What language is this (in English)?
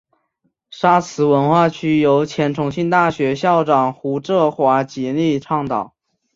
Chinese